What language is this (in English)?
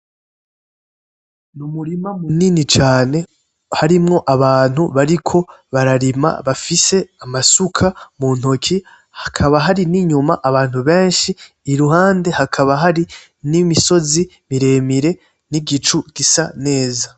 Rundi